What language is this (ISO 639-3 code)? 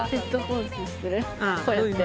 jpn